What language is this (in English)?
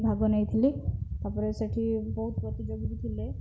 Odia